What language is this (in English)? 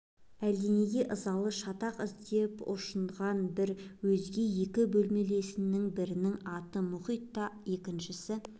Kazakh